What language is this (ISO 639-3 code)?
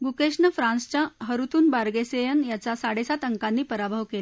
mar